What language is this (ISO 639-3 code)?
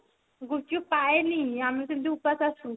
ori